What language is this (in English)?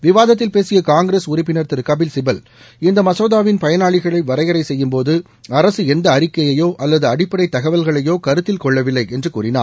Tamil